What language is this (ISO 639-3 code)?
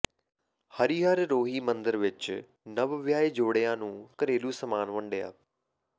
pan